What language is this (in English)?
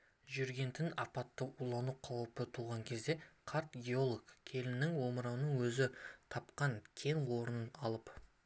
Kazakh